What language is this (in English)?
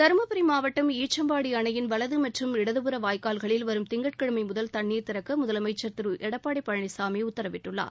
Tamil